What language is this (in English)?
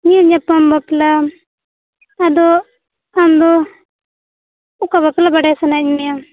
Santali